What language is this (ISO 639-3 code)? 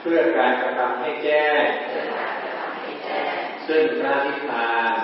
tha